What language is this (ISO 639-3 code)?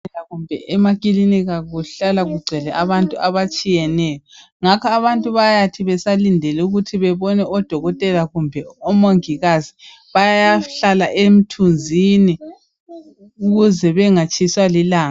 nde